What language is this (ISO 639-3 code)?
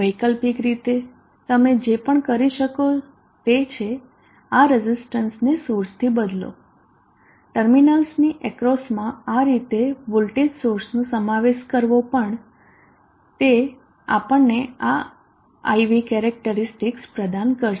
guj